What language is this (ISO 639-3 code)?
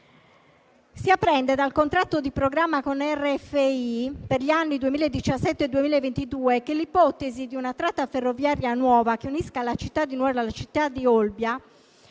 ita